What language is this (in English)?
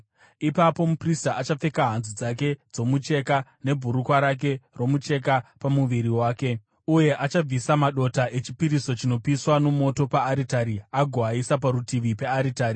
Shona